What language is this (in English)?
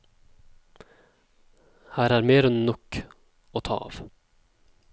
Norwegian